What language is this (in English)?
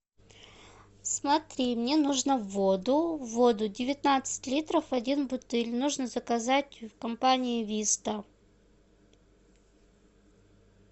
Russian